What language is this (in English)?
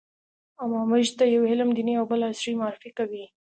Pashto